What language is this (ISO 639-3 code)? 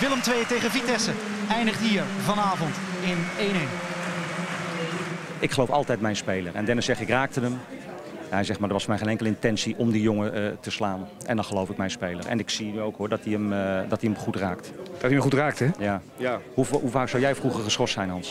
nld